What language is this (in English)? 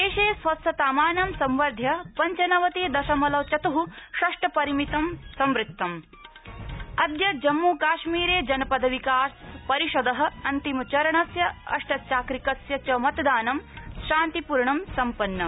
Sanskrit